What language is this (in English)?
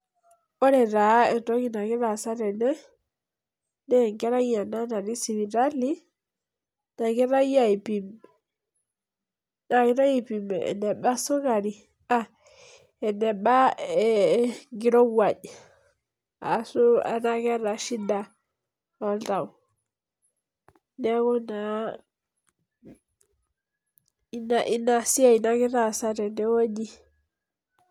Masai